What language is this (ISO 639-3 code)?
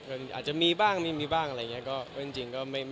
tha